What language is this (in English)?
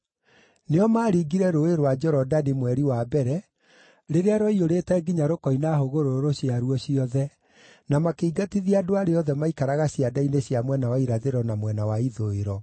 Kikuyu